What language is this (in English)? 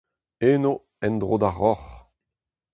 Breton